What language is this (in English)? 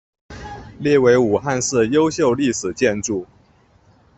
Chinese